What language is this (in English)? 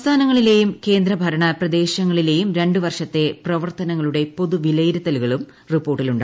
Malayalam